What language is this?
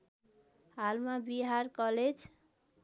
Nepali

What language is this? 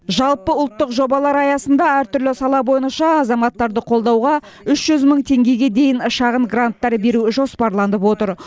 Kazakh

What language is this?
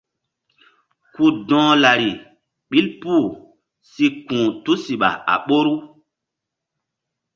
Mbum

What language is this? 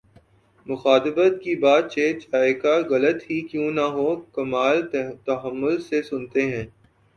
Urdu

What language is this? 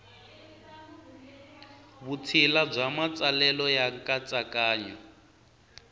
Tsonga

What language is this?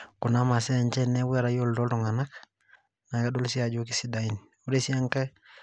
Masai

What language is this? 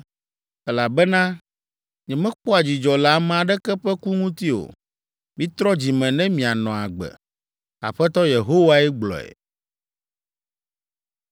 Ewe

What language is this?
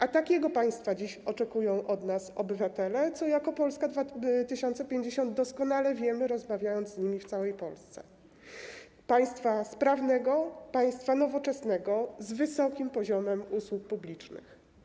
Polish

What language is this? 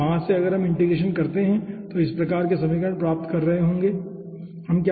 Hindi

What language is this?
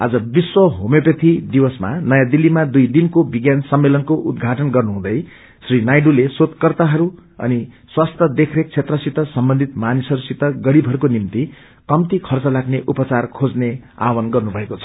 Nepali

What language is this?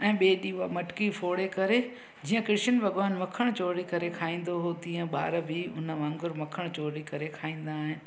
Sindhi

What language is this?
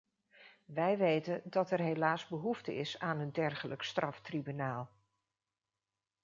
Dutch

